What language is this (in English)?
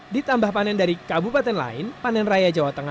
Indonesian